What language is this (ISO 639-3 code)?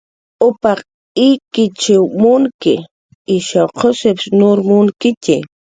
jqr